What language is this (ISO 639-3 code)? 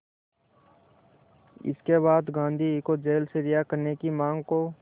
hin